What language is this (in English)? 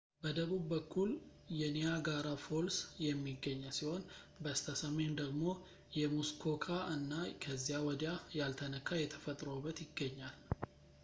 Amharic